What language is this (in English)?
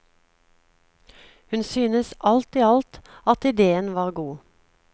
Norwegian